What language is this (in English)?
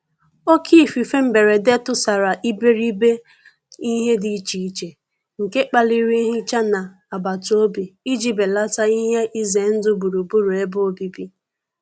Igbo